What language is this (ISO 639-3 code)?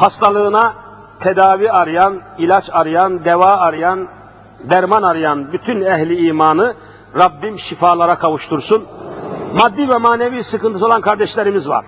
tur